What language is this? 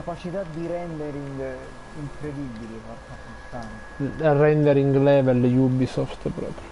Italian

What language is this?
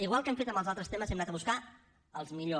Catalan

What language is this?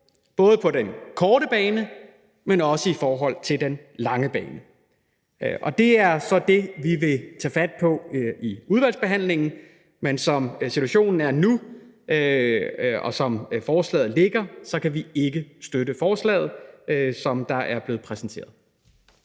Danish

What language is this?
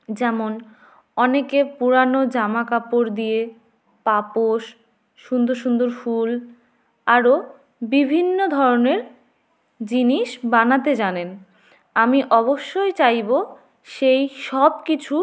Bangla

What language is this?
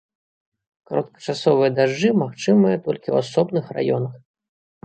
Belarusian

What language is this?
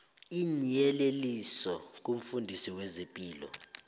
South Ndebele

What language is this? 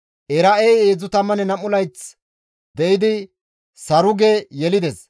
Gamo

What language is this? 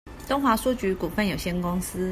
Chinese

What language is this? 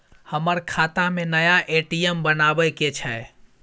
Maithili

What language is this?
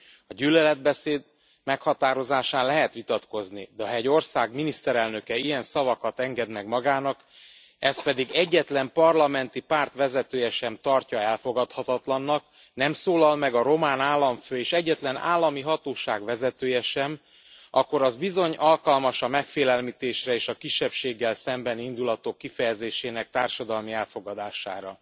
Hungarian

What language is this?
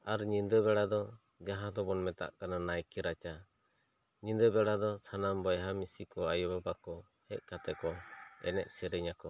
Santali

